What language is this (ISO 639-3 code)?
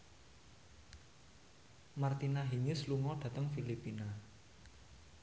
jav